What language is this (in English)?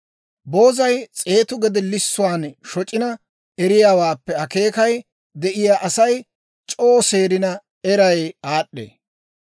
Dawro